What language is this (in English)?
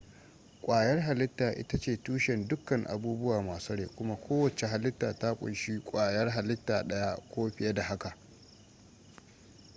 Hausa